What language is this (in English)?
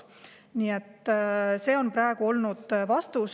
Estonian